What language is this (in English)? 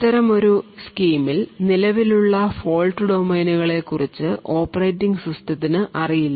Malayalam